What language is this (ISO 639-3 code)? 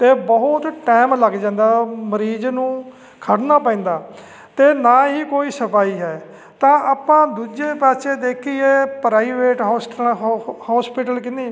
pan